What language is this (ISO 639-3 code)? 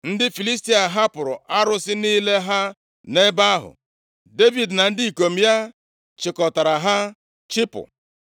ibo